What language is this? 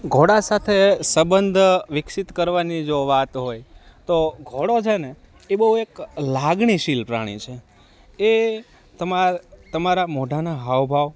Gujarati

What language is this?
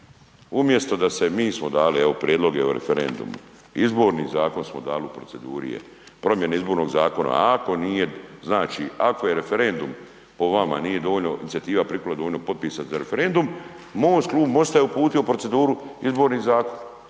Croatian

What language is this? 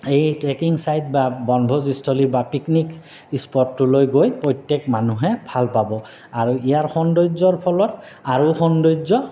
Assamese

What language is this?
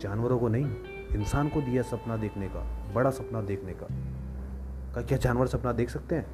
Hindi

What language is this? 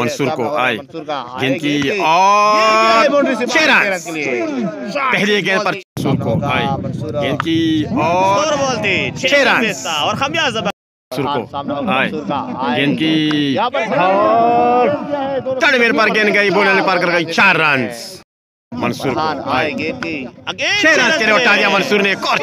Romanian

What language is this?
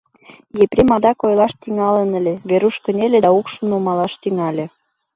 Mari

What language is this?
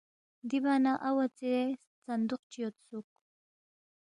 Balti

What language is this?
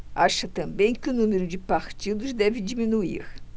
Portuguese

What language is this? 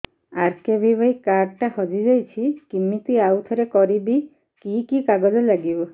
Odia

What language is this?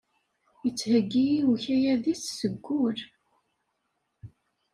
Kabyle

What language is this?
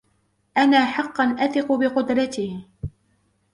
Arabic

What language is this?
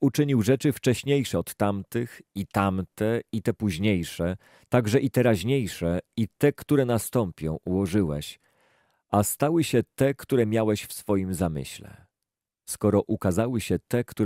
Polish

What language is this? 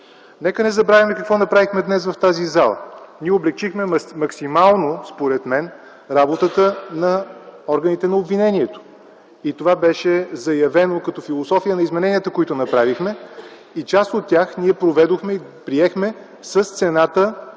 Bulgarian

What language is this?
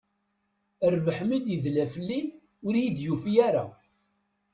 Kabyle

